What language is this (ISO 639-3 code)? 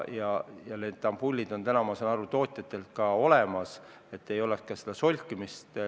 est